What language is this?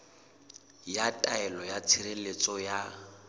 Southern Sotho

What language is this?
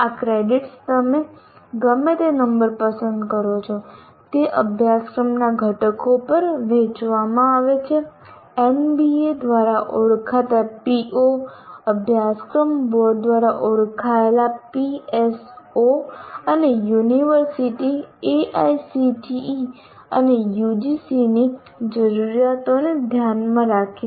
Gujarati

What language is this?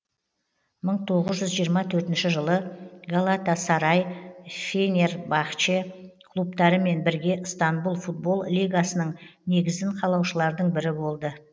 Kazakh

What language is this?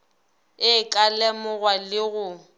Northern Sotho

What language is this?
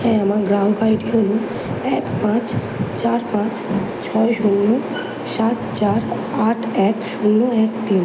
Bangla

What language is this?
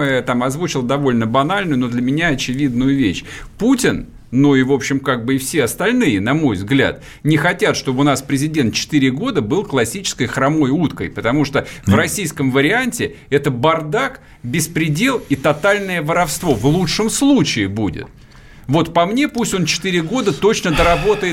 Russian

